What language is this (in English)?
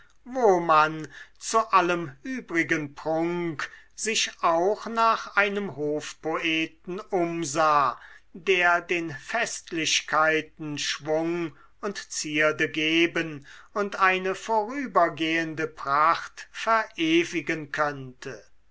German